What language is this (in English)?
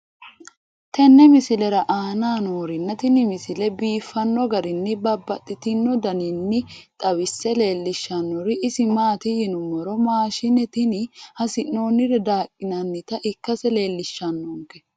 Sidamo